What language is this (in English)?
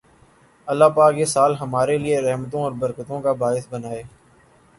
Urdu